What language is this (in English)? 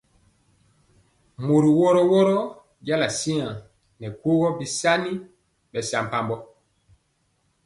Mpiemo